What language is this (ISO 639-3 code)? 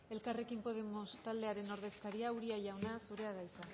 eus